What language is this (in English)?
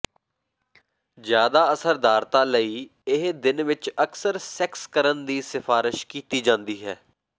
Punjabi